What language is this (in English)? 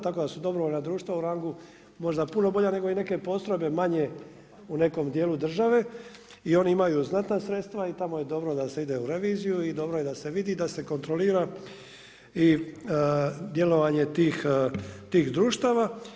Croatian